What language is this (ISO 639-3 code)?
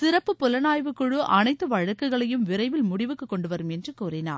tam